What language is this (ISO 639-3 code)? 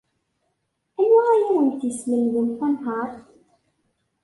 kab